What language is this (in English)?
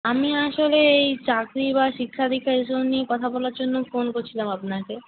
Bangla